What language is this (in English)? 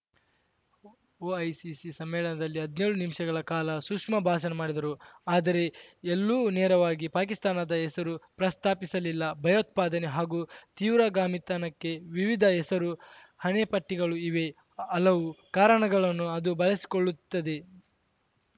Kannada